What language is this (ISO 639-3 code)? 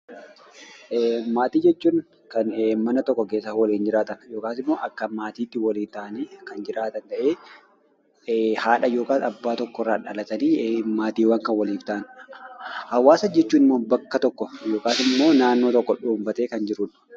orm